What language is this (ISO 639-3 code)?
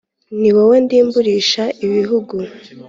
kin